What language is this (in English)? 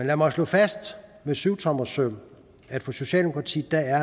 Danish